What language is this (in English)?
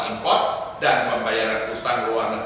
Indonesian